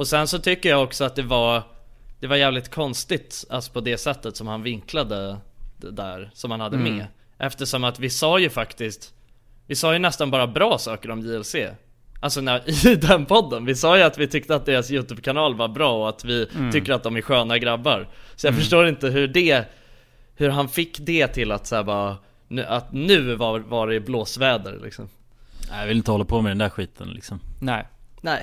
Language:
Swedish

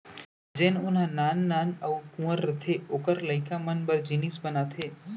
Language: Chhattisgarhi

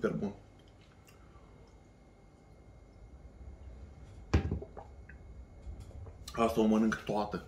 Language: Romanian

